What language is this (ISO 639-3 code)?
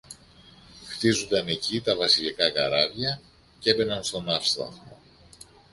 ell